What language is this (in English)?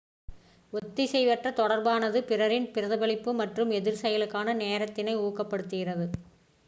Tamil